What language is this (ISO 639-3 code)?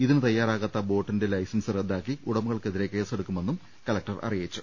mal